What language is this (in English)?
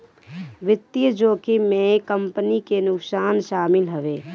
Bhojpuri